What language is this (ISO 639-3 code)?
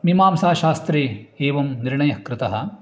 san